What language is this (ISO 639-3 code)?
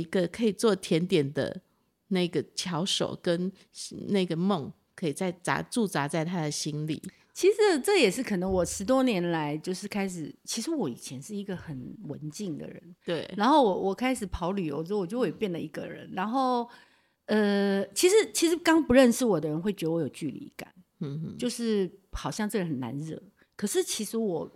zho